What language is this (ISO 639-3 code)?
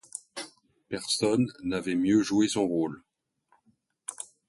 fra